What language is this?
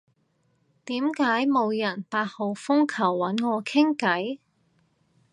Cantonese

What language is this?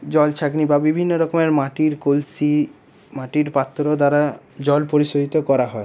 Bangla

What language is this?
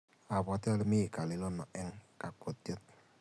Kalenjin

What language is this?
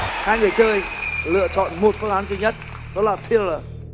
Vietnamese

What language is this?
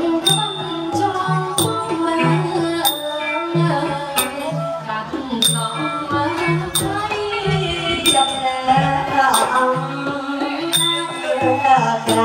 Thai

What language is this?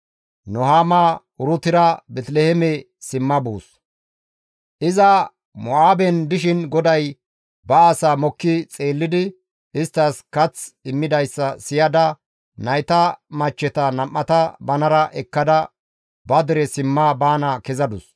Gamo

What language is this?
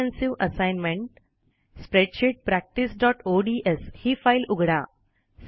Marathi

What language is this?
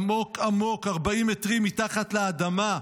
Hebrew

